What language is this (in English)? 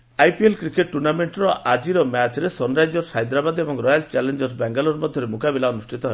Odia